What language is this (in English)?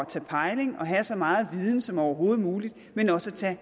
Danish